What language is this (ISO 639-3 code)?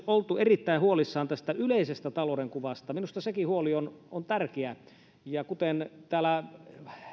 fin